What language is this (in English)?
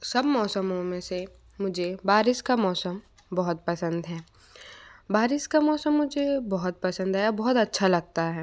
Hindi